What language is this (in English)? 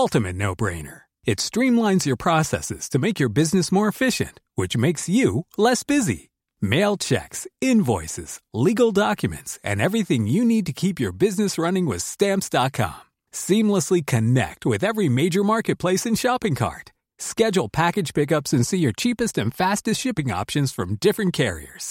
Swedish